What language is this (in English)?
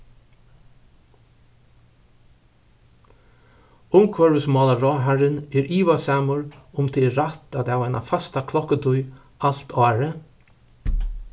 Faroese